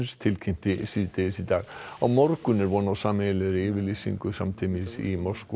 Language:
Icelandic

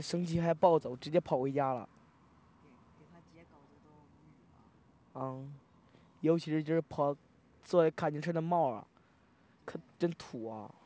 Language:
Chinese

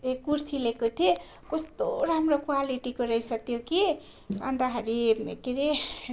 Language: Nepali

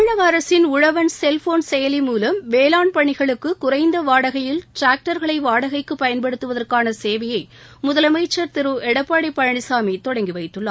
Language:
Tamil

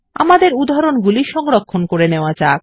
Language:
Bangla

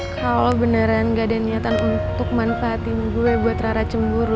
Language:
Indonesian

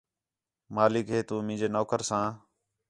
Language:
Khetrani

